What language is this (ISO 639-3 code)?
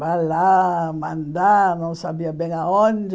por